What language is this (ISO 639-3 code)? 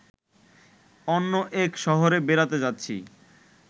ben